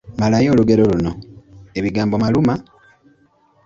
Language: Ganda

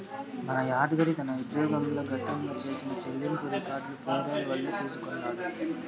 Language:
Telugu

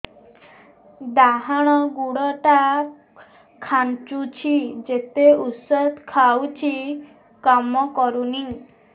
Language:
Odia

